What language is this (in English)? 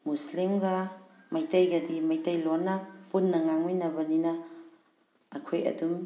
Manipuri